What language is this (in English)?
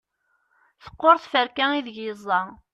Kabyle